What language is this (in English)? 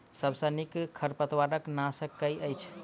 Maithili